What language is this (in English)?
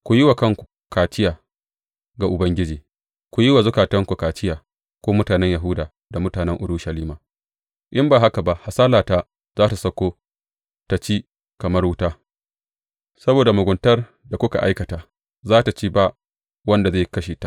Hausa